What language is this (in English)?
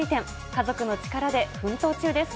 Japanese